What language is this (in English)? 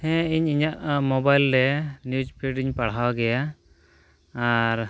Santali